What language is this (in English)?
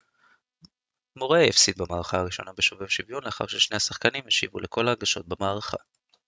Hebrew